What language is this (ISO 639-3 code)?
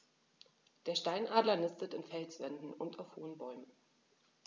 deu